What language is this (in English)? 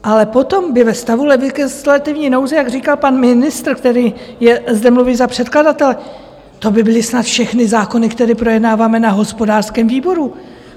Czech